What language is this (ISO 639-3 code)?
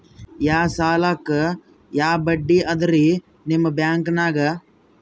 kan